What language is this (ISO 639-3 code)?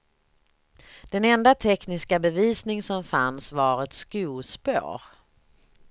swe